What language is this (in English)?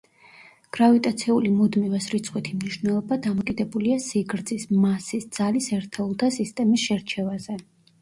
Georgian